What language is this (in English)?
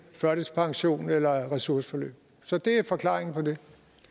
Danish